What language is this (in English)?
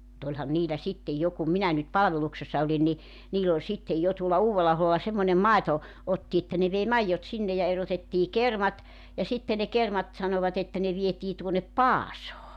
Finnish